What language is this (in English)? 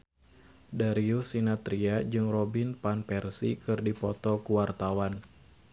Sundanese